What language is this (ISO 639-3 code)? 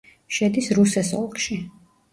kat